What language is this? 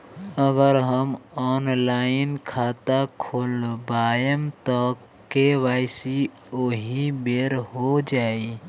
Bhojpuri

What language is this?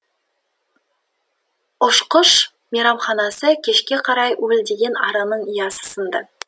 Kazakh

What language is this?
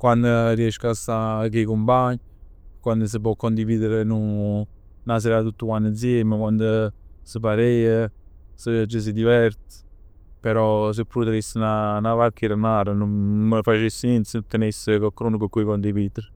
Neapolitan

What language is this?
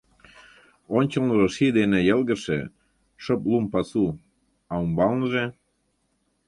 Mari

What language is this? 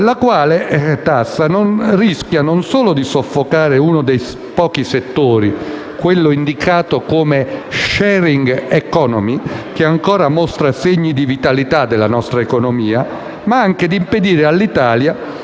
Italian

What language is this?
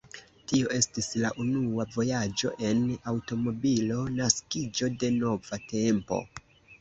Esperanto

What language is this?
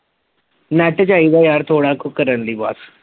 Punjabi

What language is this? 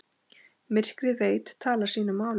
Icelandic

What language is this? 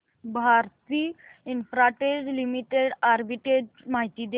Marathi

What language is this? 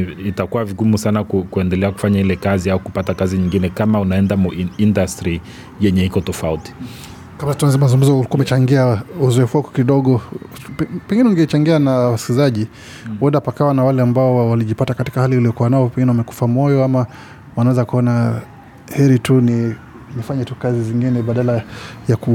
Swahili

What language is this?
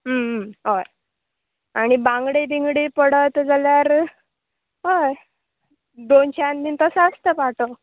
Konkani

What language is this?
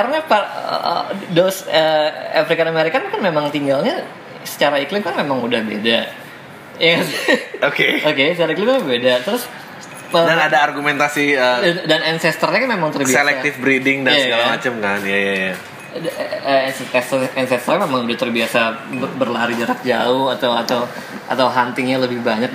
Indonesian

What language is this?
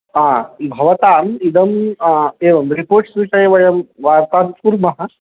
Sanskrit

